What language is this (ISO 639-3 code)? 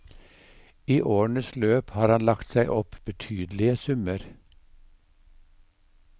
nor